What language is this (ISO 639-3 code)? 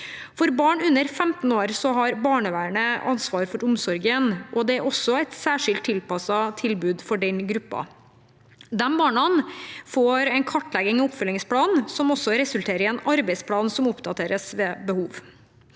nor